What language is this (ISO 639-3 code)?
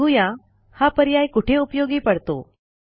mar